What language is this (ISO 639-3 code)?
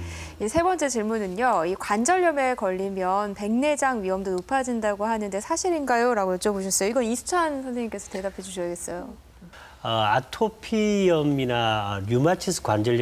kor